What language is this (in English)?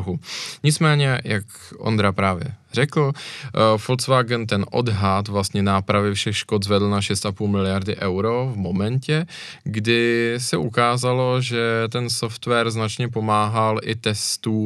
Czech